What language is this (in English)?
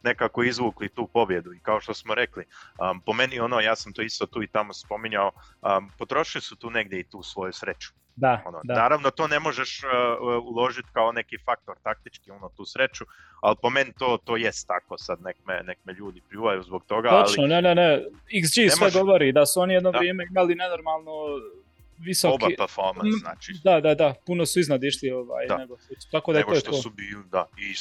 Croatian